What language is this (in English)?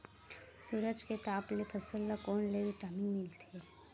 Chhattisgarhi